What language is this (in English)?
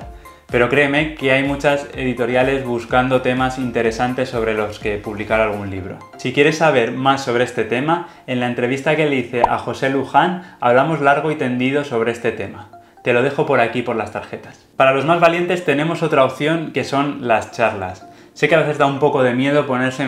Spanish